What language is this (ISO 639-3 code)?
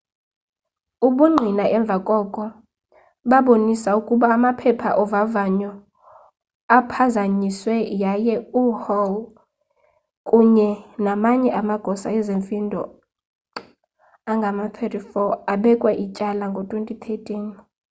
xho